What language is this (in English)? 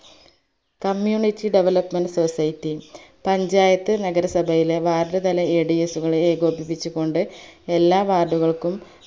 Malayalam